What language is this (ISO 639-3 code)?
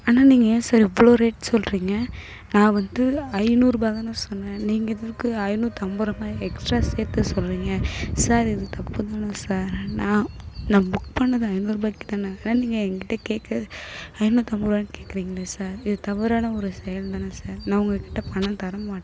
tam